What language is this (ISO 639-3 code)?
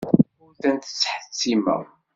kab